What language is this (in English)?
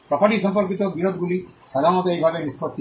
Bangla